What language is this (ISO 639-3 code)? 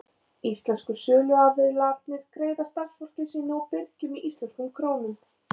isl